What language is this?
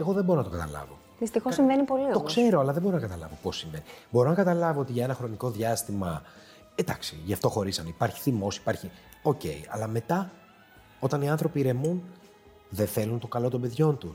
Greek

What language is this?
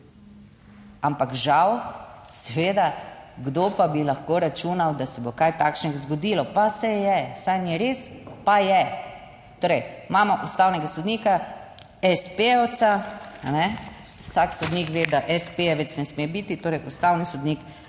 Slovenian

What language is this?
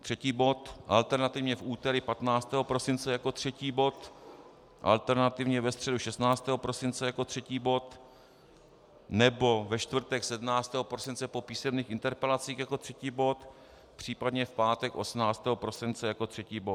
Czech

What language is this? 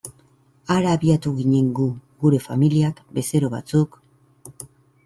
Basque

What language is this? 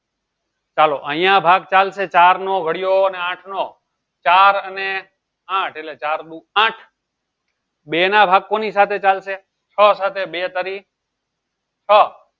Gujarati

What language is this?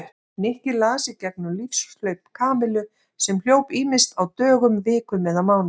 Icelandic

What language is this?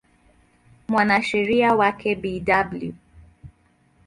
Swahili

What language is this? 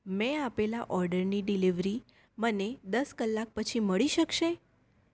Gujarati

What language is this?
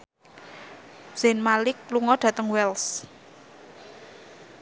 Javanese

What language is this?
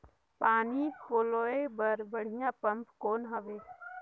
Chhattisgarhi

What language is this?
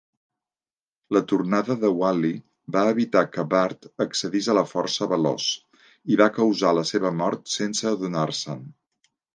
Catalan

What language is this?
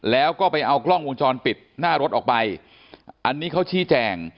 Thai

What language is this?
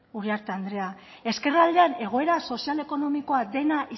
Basque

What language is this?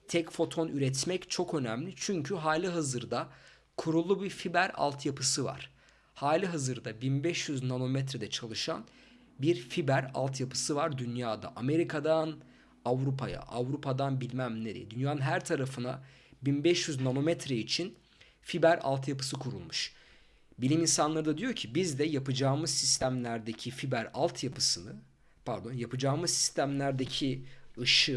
Turkish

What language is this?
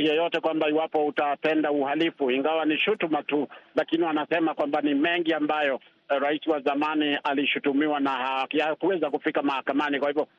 Swahili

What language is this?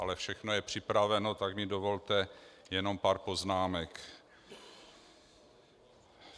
Czech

